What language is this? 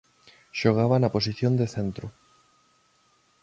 Galician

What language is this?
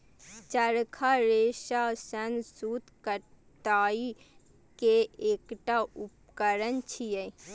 Maithili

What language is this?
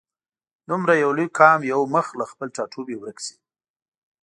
Pashto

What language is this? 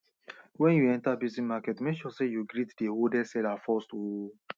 Nigerian Pidgin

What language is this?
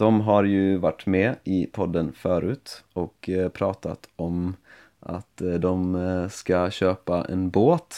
Swedish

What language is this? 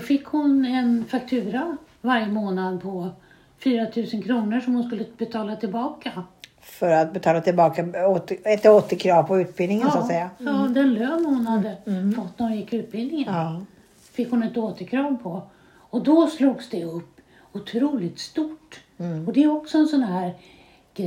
Swedish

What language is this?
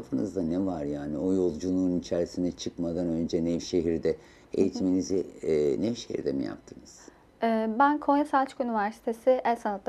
Turkish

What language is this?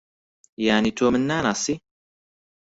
Central Kurdish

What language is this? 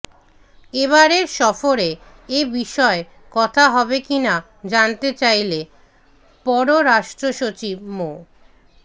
Bangla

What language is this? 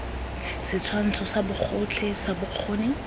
Tswana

